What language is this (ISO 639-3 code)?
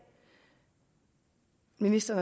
dan